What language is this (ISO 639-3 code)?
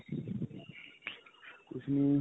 pan